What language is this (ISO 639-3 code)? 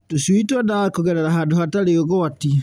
kik